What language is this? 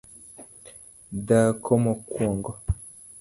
Luo (Kenya and Tanzania)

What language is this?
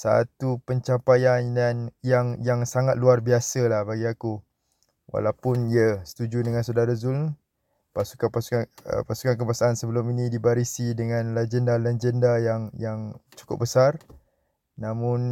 Malay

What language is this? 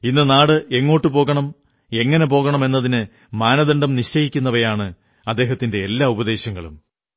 Malayalam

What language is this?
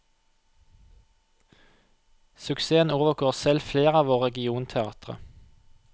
Norwegian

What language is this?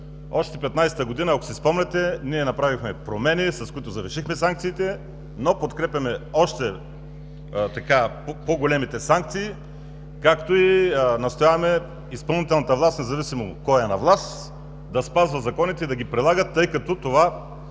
Bulgarian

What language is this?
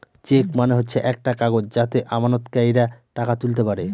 Bangla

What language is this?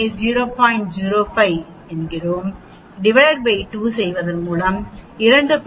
Tamil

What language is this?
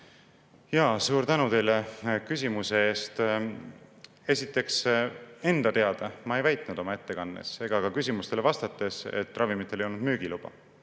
Estonian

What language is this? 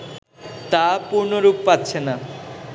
Bangla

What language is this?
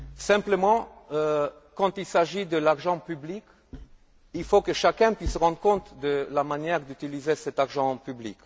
French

